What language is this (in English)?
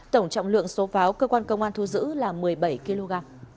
Vietnamese